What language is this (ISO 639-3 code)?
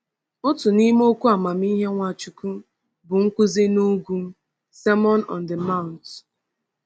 ibo